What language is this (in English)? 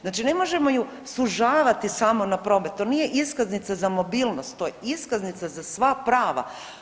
Croatian